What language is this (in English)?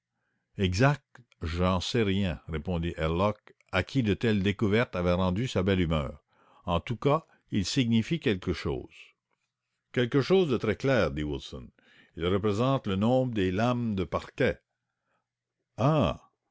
French